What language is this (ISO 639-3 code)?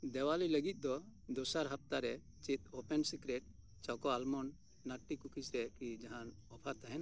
sat